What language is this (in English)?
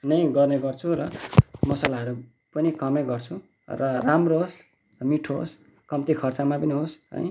Nepali